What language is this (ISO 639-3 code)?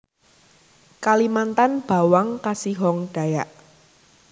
jav